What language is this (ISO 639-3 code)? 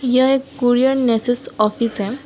hin